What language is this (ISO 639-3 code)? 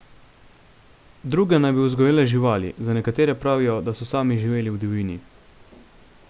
slv